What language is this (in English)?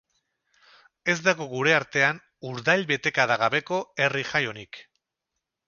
Basque